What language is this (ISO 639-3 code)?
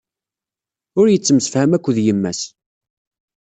kab